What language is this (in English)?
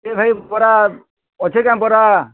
Odia